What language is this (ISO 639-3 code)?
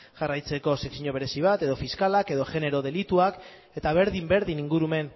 eus